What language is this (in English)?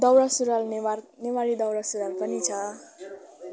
Nepali